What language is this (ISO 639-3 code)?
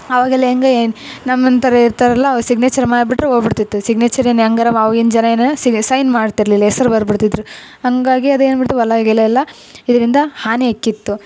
kan